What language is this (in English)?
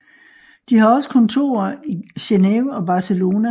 Danish